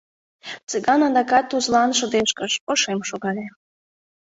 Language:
Mari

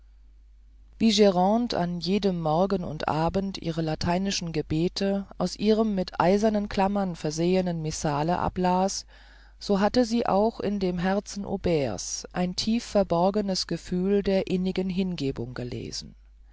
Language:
German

